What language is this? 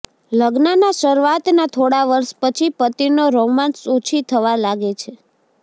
Gujarati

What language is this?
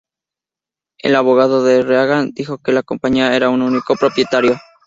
Spanish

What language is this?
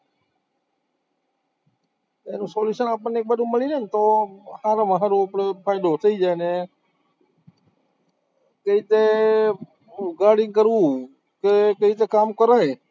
Gujarati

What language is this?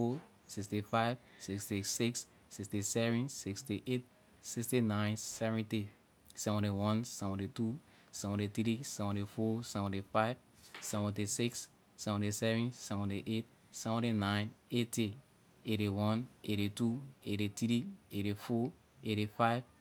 Liberian English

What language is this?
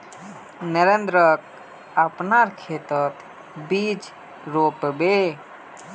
Magahi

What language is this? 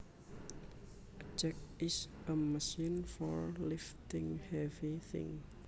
Javanese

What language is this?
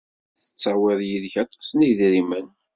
Kabyle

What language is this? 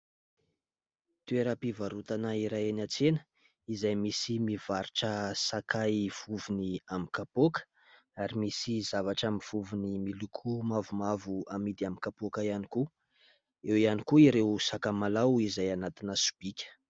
Malagasy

